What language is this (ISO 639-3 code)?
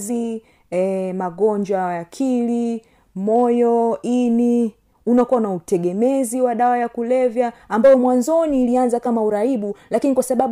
swa